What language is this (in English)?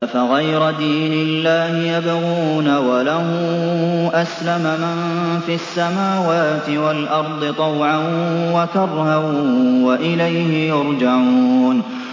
Arabic